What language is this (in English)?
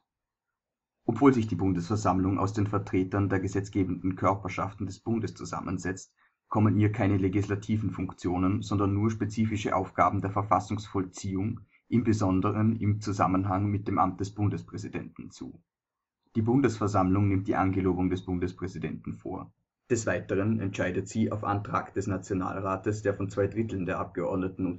German